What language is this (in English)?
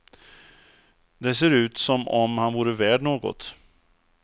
Swedish